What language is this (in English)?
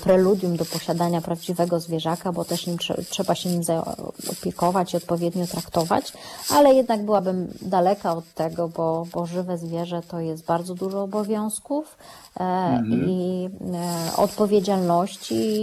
Polish